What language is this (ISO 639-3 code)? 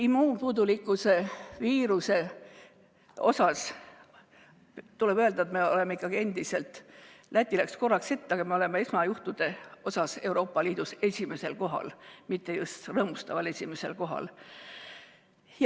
est